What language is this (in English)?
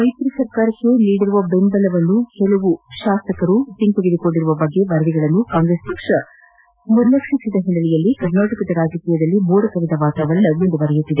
Kannada